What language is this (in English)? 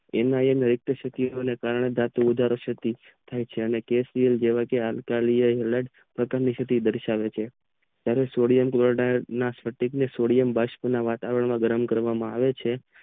Gujarati